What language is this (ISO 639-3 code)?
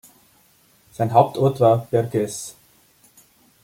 deu